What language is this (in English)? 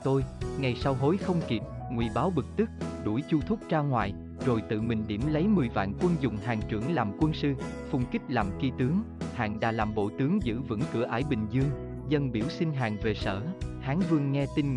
Vietnamese